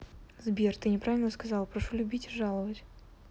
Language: Russian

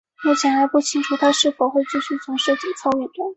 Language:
Chinese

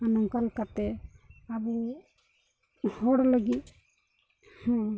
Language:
Santali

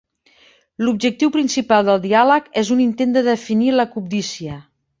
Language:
Catalan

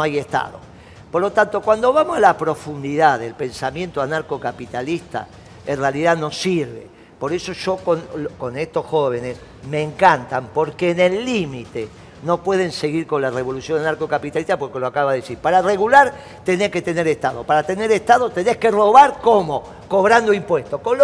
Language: Spanish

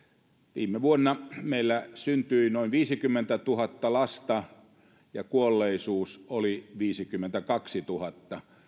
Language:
Finnish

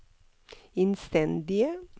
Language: Norwegian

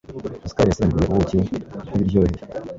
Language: Kinyarwanda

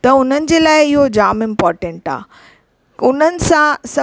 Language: Sindhi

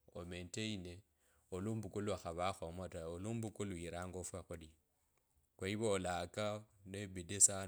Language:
Kabras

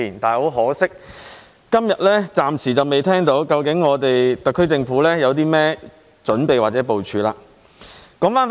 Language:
Cantonese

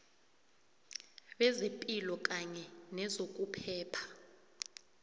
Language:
South Ndebele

